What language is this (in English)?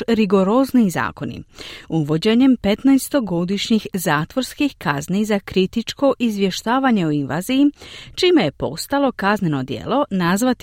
Croatian